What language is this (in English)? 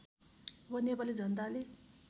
Nepali